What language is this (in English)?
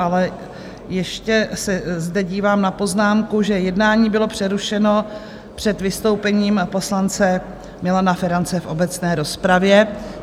Czech